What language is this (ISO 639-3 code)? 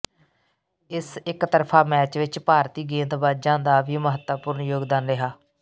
pan